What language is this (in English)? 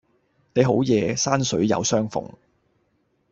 Cantonese